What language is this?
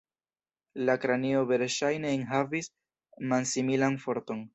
Esperanto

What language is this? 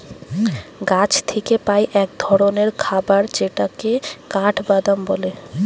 Bangla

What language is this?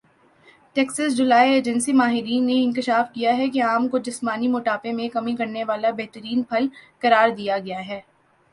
Urdu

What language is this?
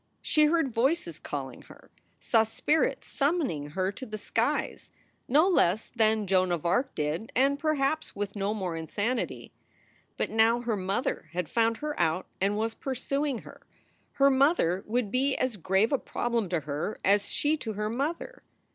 English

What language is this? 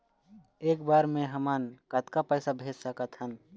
Chhattisgarhi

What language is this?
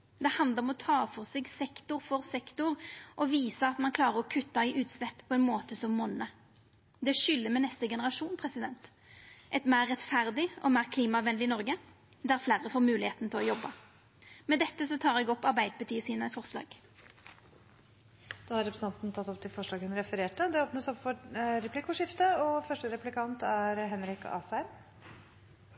Norwegian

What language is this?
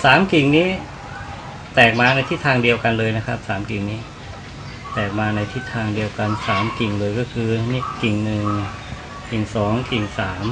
Thai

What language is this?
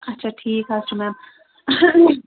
Kashmiri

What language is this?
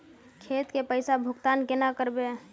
Magahi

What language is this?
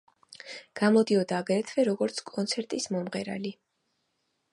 Georgian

